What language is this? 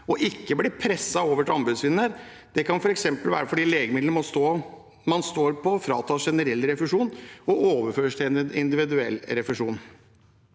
Norwegian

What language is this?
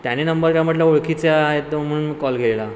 Marathi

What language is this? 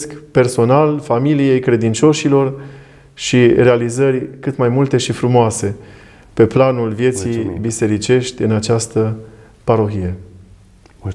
Romanian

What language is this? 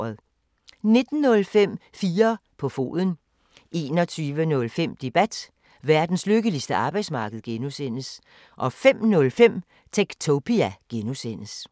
Danish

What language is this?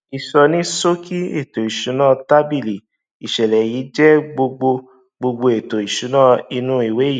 Yoruba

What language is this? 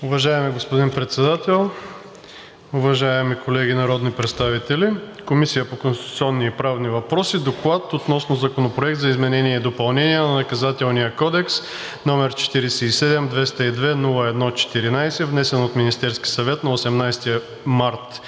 Bulgarian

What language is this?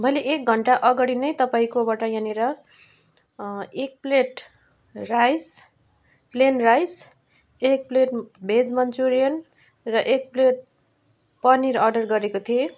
Nepali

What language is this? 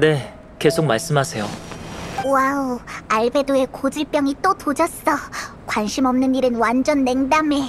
Korean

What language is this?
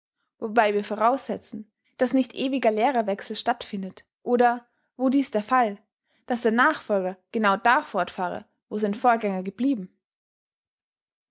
German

